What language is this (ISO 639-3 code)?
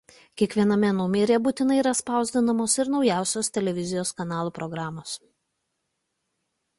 lit